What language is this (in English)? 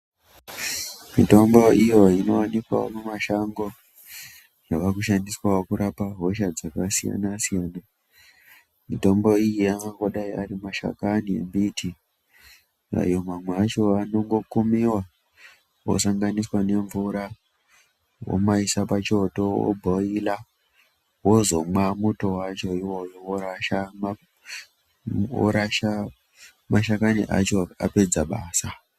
Ndau